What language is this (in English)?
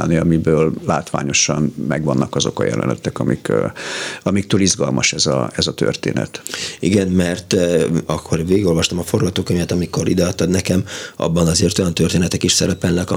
Hungarian